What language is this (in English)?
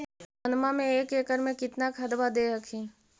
Magahi